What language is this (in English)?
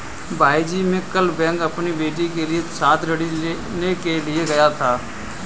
Hindi